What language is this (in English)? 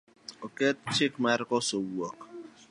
Luo (Kenya and Tanzania)